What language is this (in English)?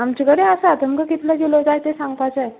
Konkani